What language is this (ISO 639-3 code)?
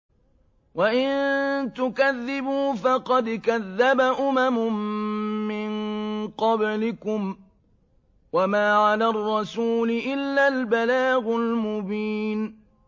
ara